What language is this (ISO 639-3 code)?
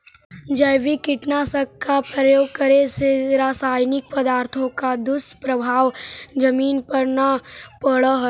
mag